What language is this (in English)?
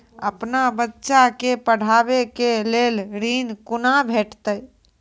Maithili